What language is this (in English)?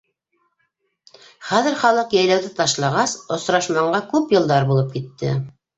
Bashkir